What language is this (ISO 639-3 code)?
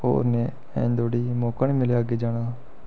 doi